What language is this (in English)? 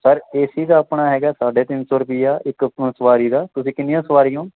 Punjabi